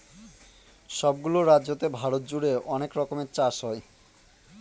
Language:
Bangla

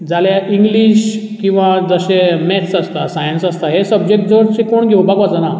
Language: Konkani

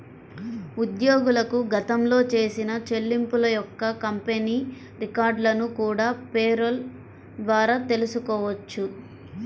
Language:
Telugu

